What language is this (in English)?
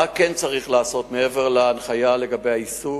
Hebrew